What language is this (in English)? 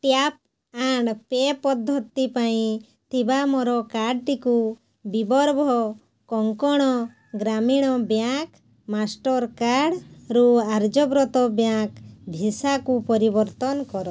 Odia